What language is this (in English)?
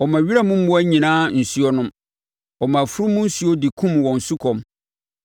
Akan